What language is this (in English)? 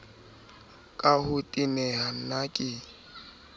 Southern Sotho